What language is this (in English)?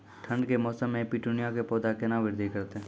Maithili